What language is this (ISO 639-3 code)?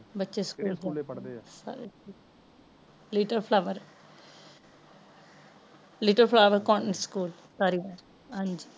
pan